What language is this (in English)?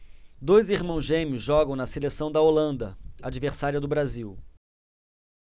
Portuguese